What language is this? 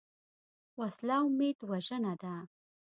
Pashto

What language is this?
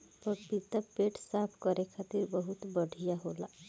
Bhojpuri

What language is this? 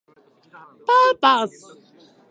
Japanese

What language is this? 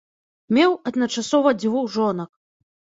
Belarusian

